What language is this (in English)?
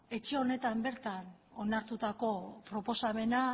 Basque